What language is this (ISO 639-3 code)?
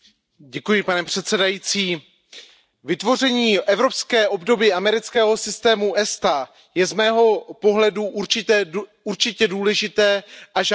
ces